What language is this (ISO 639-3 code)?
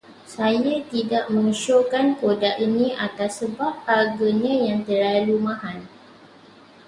msa